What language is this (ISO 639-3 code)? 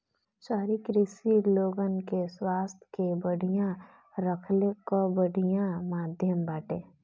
bho